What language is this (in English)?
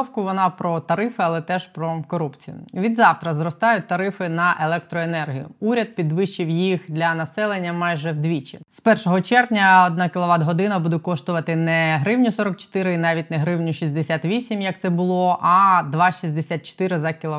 Ukrainian